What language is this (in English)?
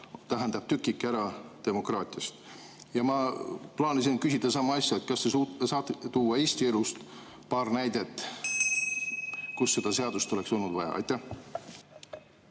Estonian